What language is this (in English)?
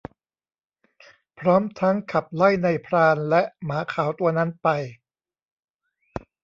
Thai